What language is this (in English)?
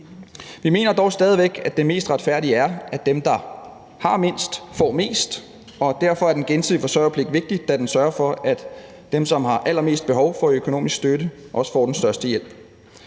Danish